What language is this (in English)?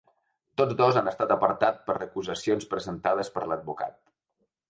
Catalan